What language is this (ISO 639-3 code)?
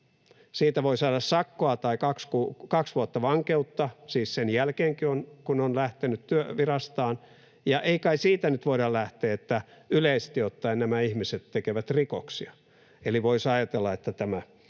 fin